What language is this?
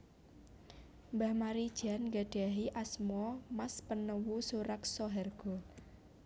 Javanese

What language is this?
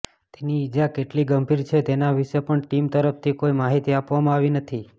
Gujarati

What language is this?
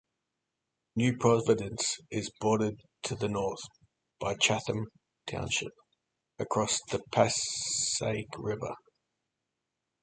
English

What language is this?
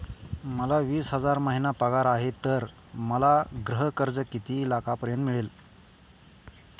Marathi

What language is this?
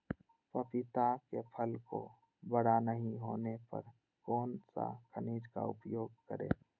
Magahi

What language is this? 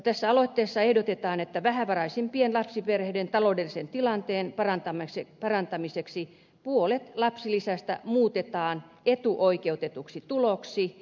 Finnish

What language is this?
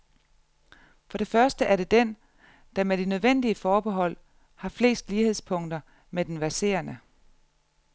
Danish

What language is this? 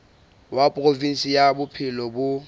Southern Sotho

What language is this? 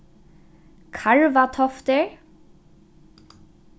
Faroese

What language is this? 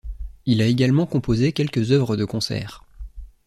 French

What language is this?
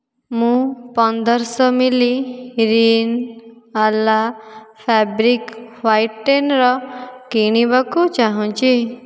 Odia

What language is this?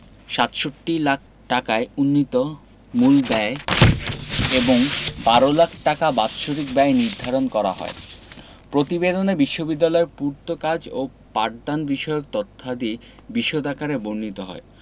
Bangla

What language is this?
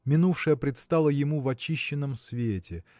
Russian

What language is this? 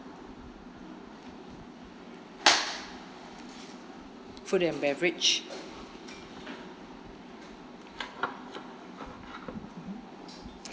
English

